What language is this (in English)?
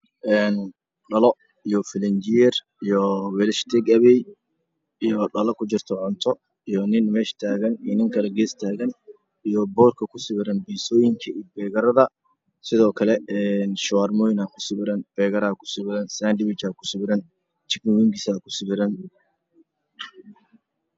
Somali